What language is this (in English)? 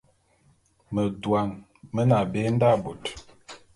Bulu